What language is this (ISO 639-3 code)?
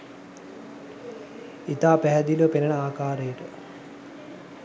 sin